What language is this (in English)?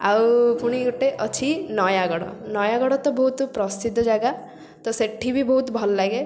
Odia